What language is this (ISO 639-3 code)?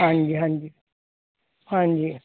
pan